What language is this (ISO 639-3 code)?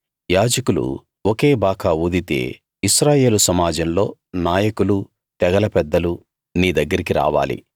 tel